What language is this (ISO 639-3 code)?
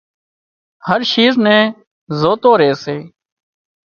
kxp